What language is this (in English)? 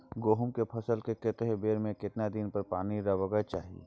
Maithili